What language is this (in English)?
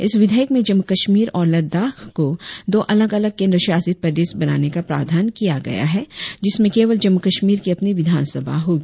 Hindi